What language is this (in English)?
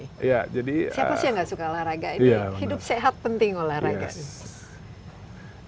Indonesian